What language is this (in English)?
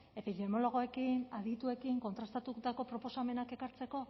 Basque